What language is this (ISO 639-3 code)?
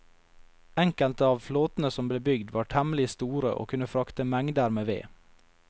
nor